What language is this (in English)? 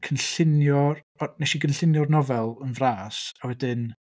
Welsh